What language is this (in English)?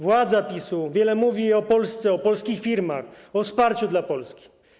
Polish